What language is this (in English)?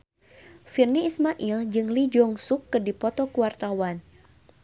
Sundanese